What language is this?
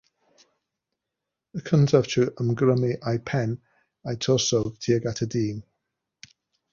Welsh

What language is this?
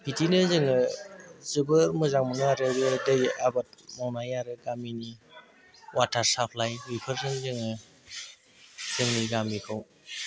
Bodo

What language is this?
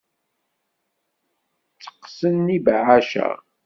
Kabyle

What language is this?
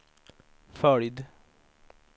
Swedish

